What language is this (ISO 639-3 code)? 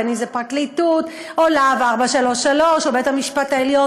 heb